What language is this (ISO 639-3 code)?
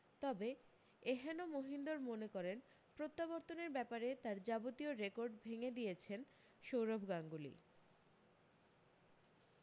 ben